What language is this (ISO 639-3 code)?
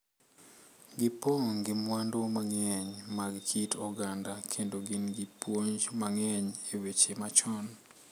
luo